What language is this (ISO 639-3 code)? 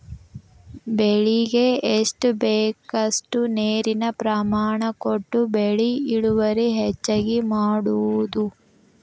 kan